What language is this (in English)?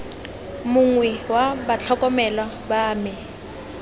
Tswana